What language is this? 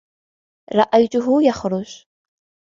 Arabic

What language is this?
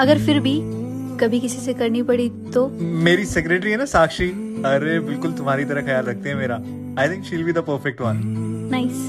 Hindi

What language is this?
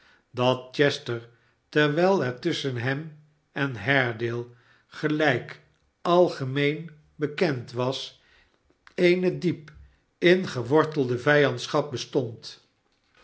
Dutch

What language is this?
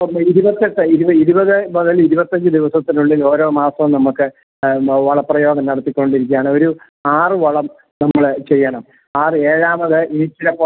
Malayalam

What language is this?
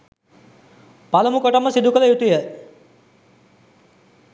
Sinhala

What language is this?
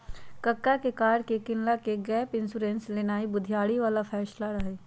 Magahi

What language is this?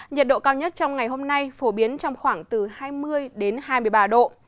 Vietnamese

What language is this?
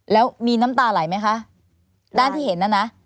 Thai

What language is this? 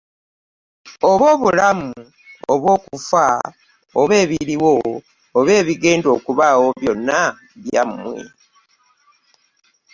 Ganda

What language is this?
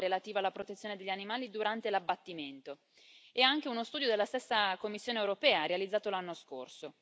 Italian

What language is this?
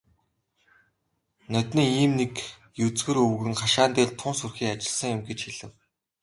Mongolian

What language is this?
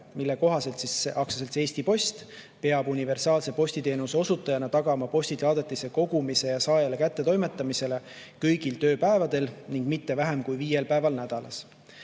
Estonian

